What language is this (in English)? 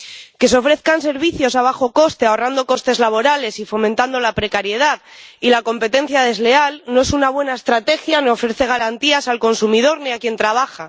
Spanish